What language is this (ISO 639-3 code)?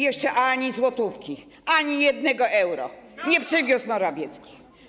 pol